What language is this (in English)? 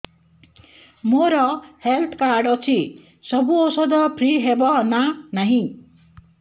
Odia